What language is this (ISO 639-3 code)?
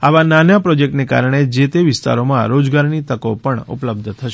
guj